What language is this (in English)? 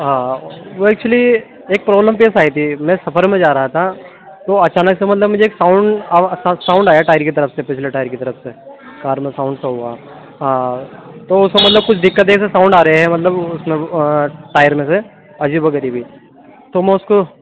Urdu